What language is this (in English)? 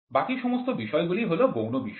Bangla